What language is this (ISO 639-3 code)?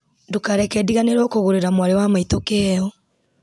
kik